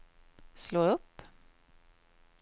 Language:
Swedish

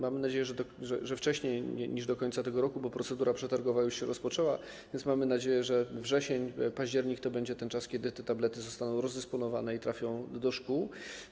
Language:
Polish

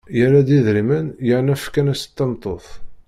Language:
Kabyle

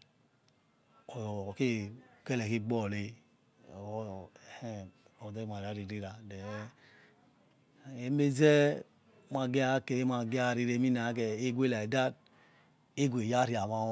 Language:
Yekhee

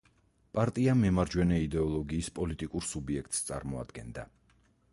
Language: Georgian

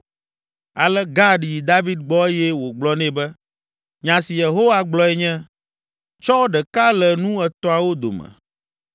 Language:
Ewe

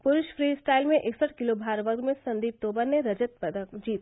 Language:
Hindi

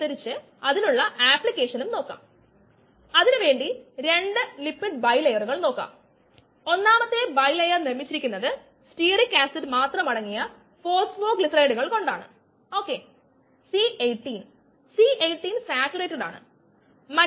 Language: Malayalam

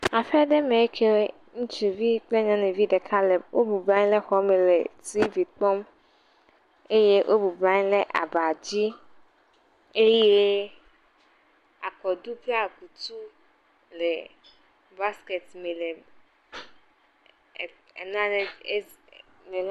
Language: Ewe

